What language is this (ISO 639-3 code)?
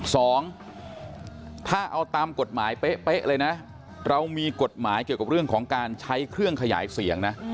tha